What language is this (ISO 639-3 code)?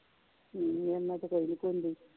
pan